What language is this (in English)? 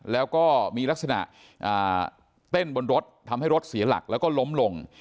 Thai